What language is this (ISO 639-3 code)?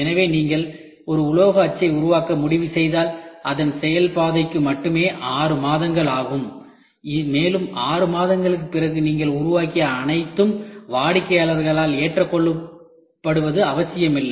tam